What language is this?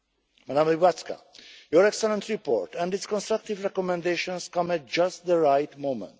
English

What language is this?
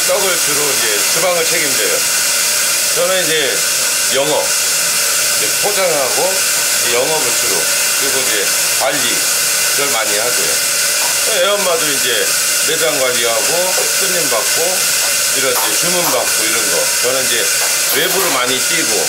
Korean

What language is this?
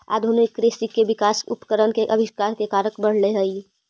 Magahi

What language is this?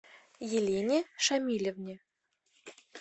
Russian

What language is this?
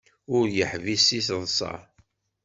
Kabyle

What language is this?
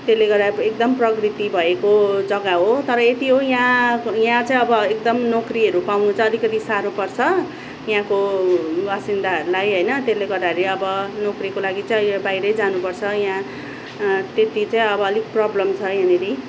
Nepali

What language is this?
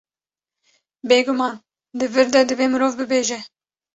Kurdish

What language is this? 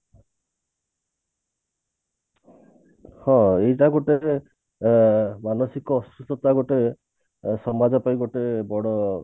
Odia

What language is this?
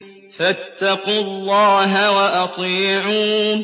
Arabic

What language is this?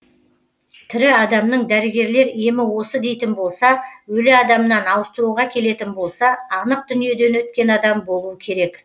Kazakh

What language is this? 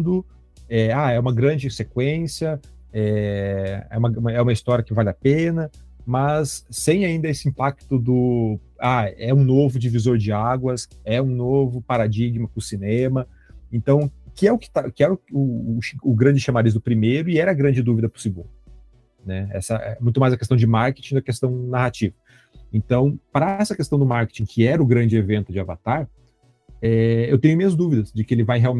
Portuguese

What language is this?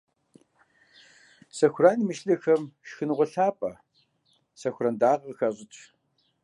Kabardian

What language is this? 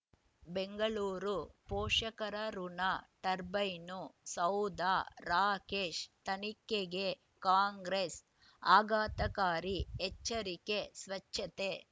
Kannada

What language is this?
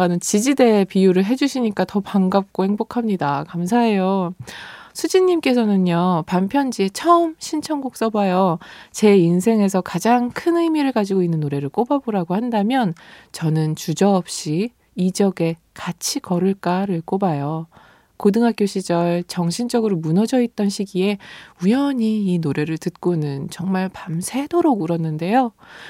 Korean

